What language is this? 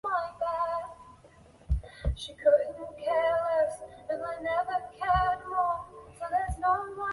Chinese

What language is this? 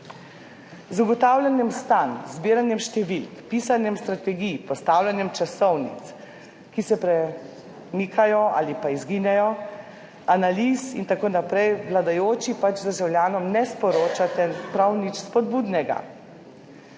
Slovenian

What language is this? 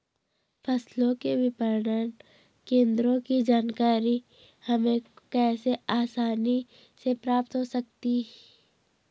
Hindi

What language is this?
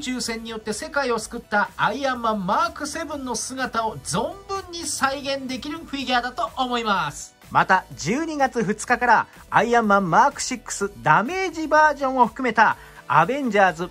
Japanese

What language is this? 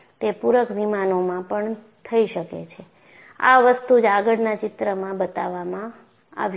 Gujarati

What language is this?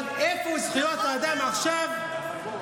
Hebrew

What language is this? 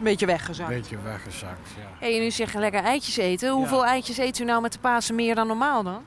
Dutch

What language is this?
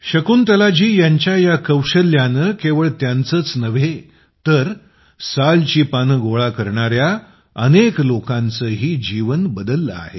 Marathi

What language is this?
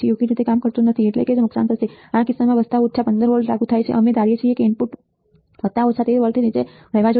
Gujarati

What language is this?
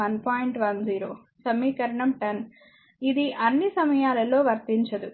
Telugu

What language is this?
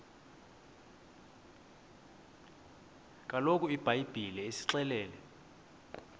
Xhosa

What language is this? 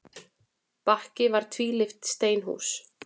Icelandic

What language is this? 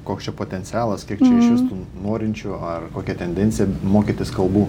Lithuanian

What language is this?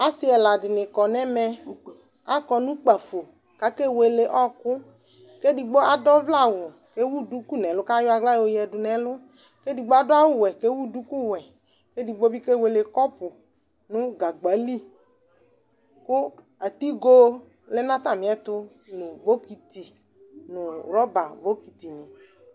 Ikposo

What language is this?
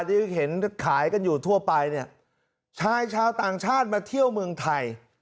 Thai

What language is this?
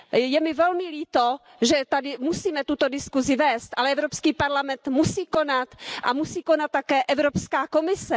Czech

